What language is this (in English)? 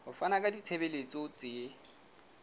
Southern Sotho